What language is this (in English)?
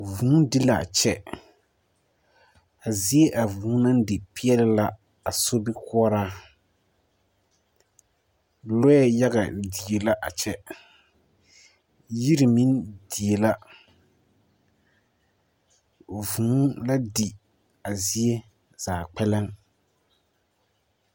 Southern Dagaare